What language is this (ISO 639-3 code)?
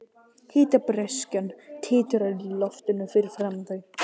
isl